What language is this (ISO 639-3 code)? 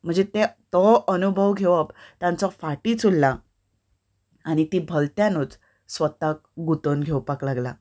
kok